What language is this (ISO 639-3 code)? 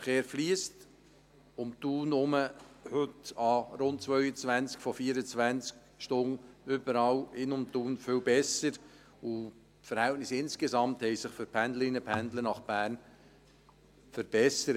gsw